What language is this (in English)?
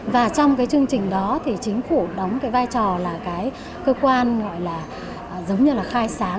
Vietnamese